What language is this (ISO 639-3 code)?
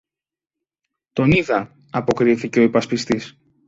ell